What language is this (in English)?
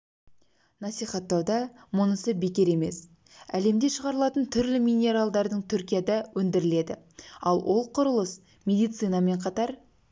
Kazakh